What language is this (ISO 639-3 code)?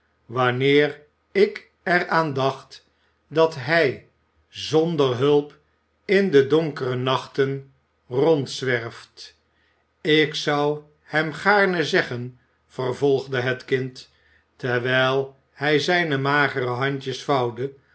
nld